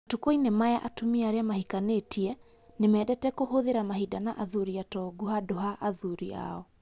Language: Kikuyu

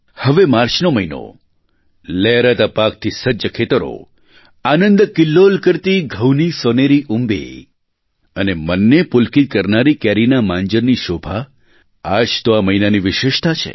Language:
Gujarati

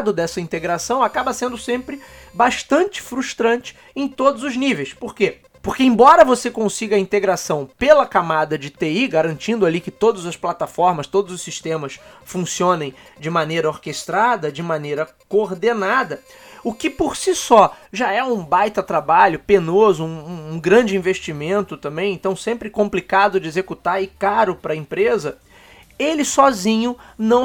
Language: Portuguese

